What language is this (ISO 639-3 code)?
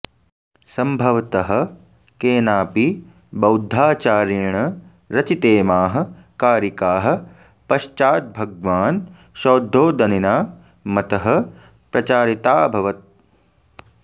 san